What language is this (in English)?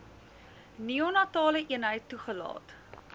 Afrikaans